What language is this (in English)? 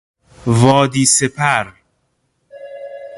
Persian